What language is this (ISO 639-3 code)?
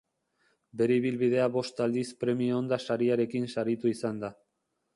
eus